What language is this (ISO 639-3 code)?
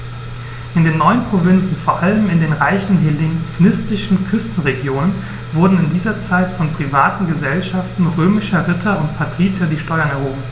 deu